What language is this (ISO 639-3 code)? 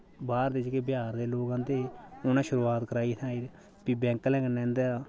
doi